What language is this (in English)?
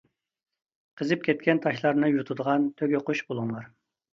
Uyghur